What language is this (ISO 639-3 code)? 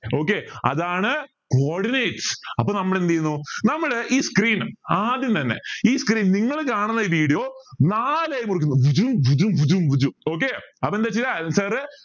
mal